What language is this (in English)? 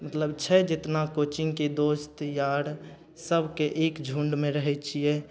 Maithili